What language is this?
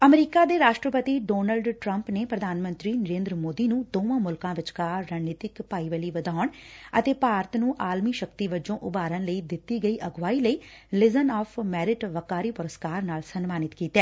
Punjabi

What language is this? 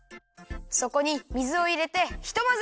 Japanese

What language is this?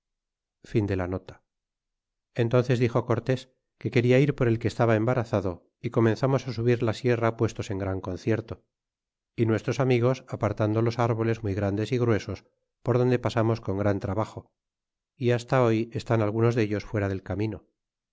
Spanish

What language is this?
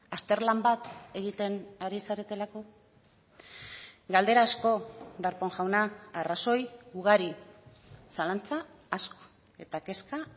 Basque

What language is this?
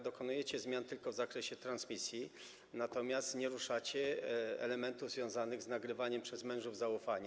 Polish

